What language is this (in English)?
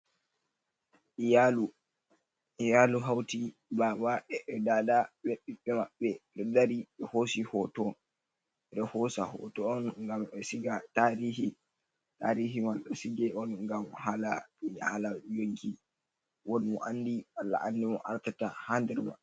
Fula